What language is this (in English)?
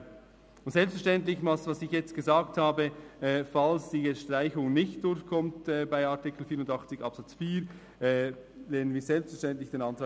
Swiss German